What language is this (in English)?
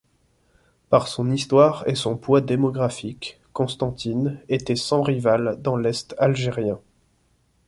French